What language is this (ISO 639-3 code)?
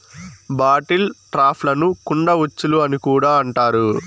tel